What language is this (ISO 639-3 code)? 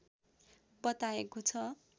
nep